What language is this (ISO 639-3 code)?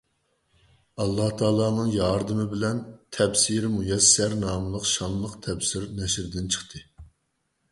uig